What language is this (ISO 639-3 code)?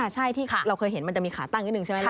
tha